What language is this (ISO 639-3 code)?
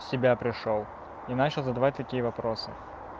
rus